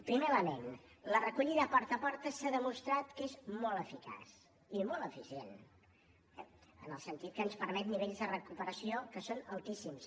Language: Catalan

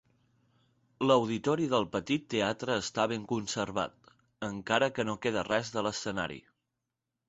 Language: Catalan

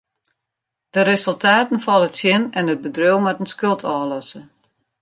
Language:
Western Frisian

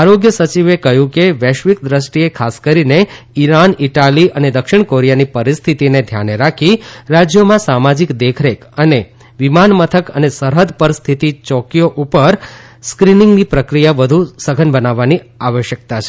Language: Gujarati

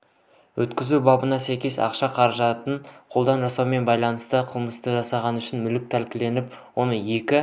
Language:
Kazakh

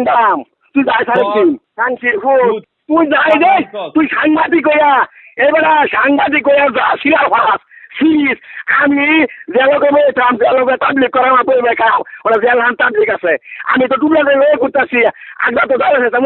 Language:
Indonesian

